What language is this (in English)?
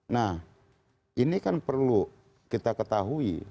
Indonesian